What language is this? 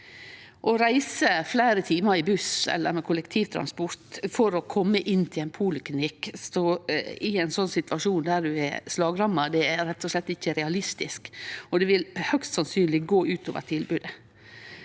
Norwegian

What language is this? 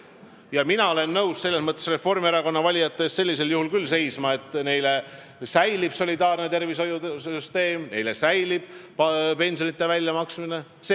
Estonian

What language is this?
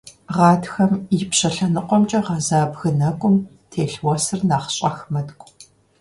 Kabardian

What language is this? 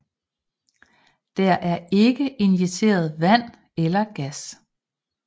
Danish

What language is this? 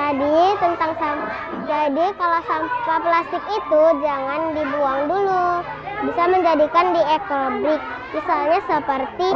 Indonesian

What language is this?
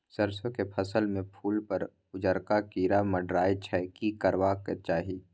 Maithili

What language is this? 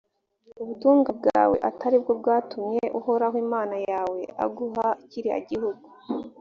Kinyarwanda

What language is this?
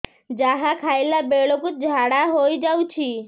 Odia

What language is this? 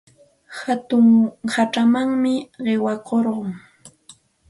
Santa Ana de Tusi Pasco Quechua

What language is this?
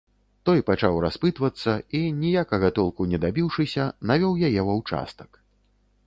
Belarusian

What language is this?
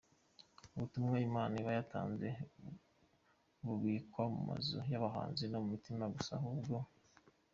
Kinyarwanda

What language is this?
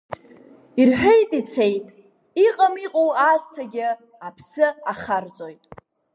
Abkhazian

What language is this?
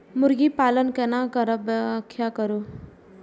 Maithili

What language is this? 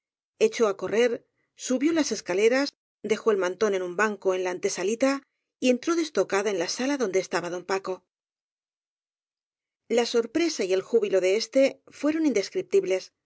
Spanish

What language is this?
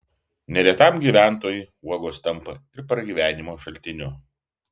Lithuanian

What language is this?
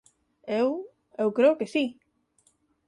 Galician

